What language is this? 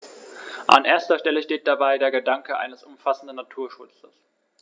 German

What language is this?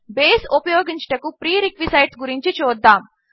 Telugu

